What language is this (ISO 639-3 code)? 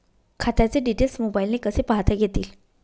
mar